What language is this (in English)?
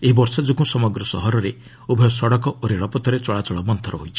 Odia